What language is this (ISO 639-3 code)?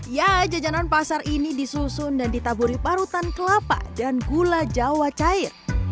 ind